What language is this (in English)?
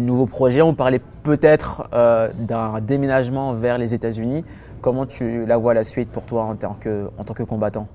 French